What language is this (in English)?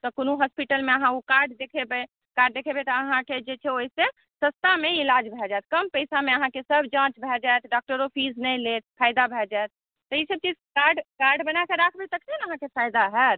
Maithili